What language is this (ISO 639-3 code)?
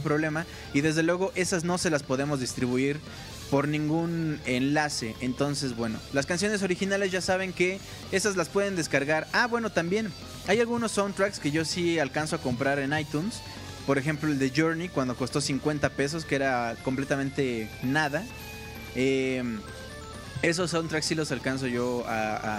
spa